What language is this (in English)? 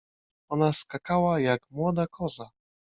Polish